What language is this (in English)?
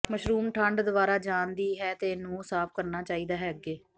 Punjabi